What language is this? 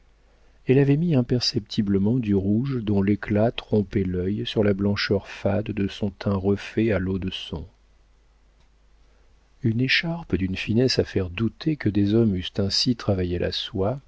French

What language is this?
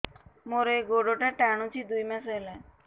Odia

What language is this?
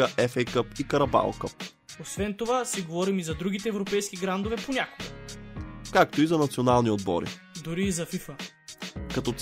Bulgarian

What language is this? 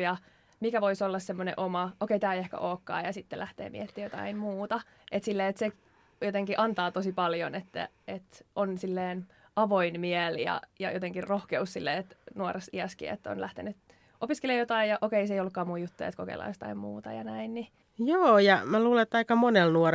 Finnish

